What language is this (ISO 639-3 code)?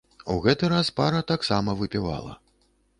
bel